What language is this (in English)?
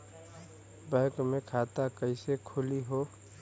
Bhojpuri